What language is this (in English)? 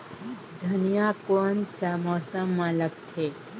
Chhattisgarhi